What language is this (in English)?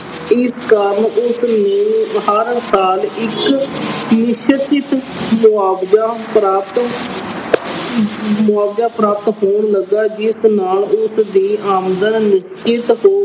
Punjabi